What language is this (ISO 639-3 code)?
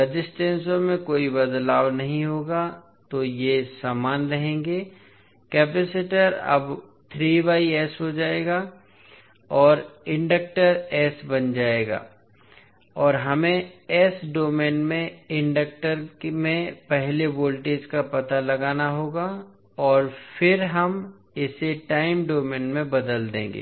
hin